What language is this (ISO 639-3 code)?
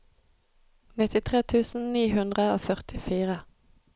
nor